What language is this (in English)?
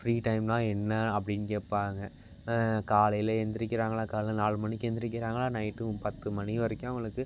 Tamil